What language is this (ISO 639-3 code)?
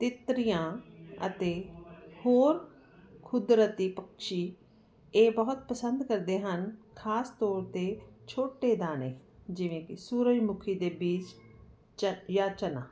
pan